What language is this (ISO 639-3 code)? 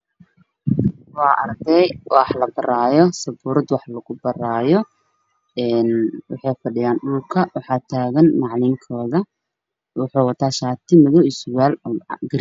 som